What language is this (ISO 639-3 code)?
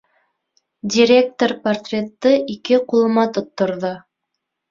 bak